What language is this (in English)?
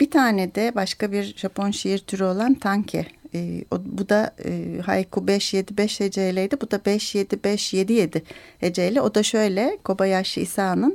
Turkish